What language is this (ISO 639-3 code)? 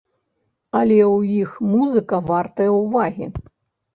bel